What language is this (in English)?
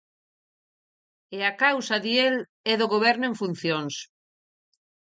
Galician